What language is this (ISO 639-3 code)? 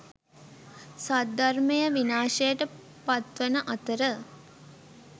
sin